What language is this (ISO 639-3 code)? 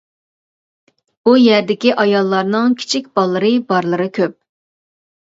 uig